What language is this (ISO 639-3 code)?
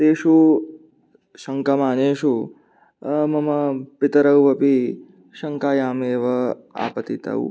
san